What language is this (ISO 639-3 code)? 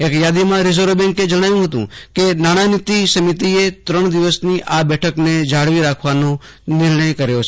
guj